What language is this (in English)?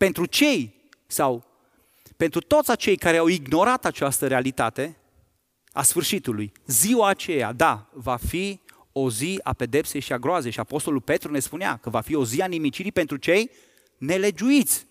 Romanian